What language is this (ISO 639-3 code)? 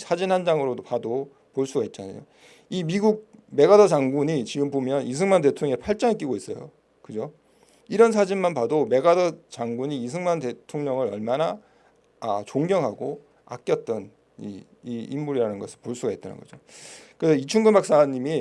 kor